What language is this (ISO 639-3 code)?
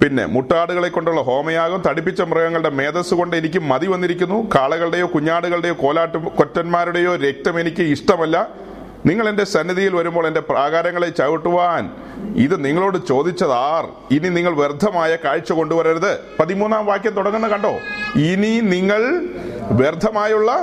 mal